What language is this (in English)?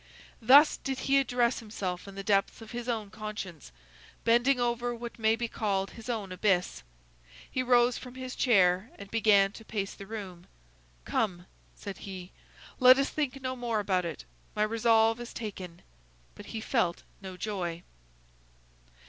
English